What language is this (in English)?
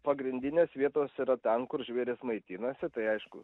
Lithuanian